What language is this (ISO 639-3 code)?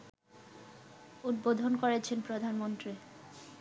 ben